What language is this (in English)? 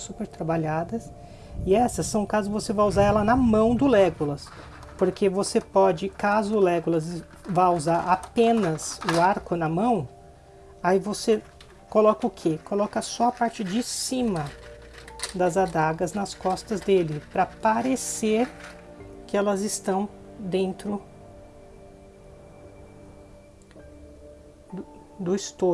Portuguese